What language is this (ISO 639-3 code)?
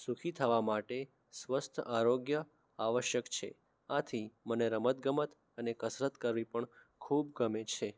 guj